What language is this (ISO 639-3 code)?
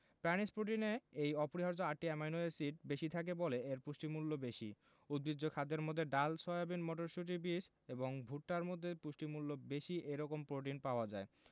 ben